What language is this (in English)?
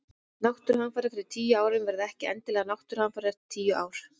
Icelandic